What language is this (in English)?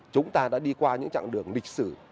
Vietnamese